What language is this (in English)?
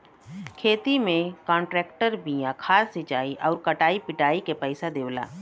Bhojpuri